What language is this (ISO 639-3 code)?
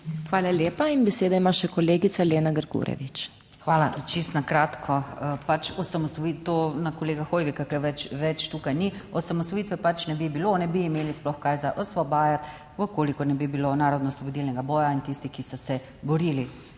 slv